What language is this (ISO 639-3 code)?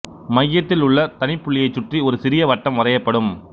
tam